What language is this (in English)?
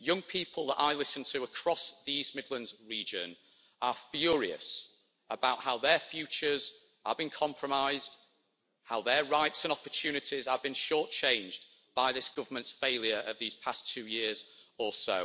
English